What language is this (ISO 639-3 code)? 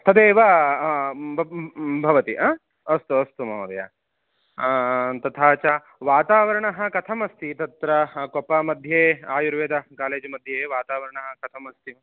san